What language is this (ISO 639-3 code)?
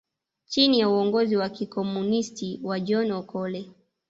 swa